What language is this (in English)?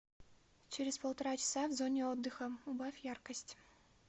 Russian